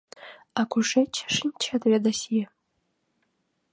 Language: Mari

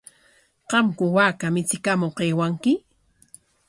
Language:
Corongo Ancash Quechua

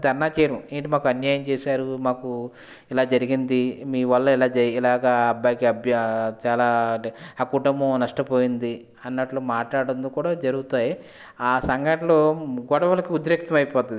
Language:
Telugu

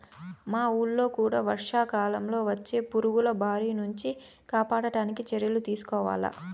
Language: Telugu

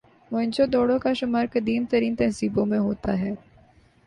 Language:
Urdu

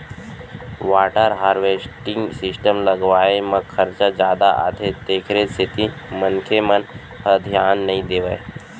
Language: Chhattisgarhi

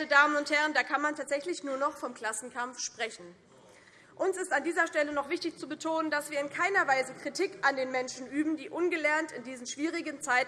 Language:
German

